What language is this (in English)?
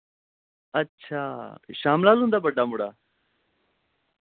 Dogri